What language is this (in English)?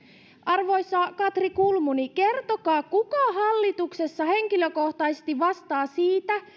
Finnish